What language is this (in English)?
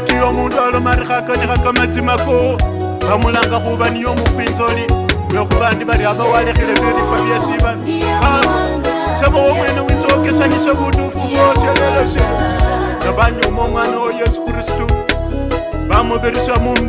French